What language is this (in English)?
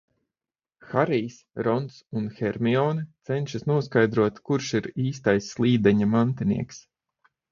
Latvian